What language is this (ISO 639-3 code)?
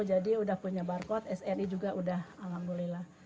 ind